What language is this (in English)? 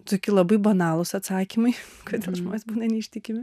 Lithuanian